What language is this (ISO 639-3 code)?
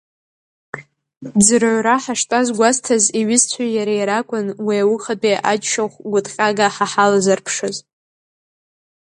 abk